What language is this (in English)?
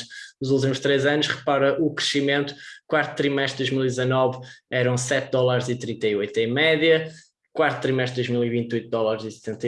Portuguese